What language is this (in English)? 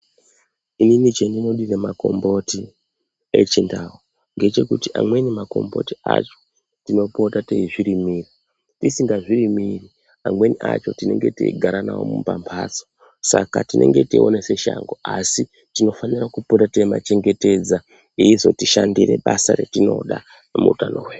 Ndau